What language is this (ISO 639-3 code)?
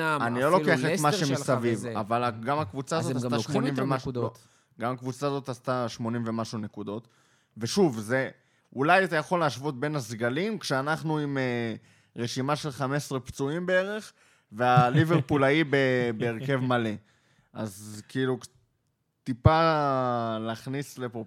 heb